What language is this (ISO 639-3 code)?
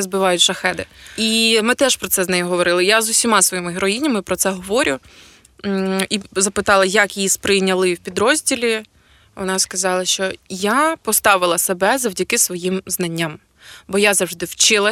ukr